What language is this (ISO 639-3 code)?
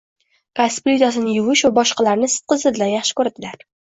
uzb